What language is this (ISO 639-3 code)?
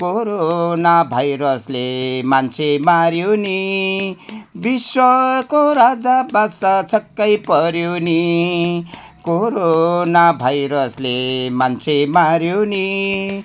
nep